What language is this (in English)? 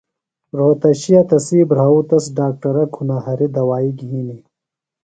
Phalura